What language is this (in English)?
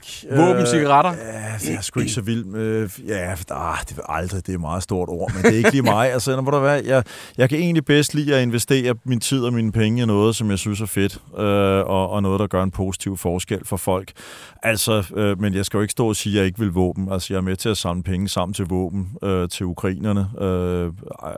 Danish